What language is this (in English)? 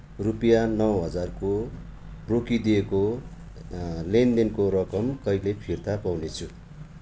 Nepali